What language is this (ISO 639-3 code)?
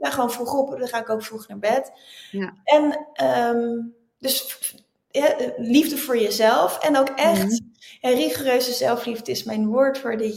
nld